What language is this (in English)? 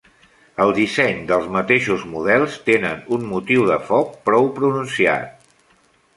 Catalan